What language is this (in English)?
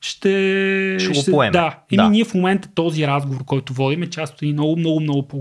Bulgarian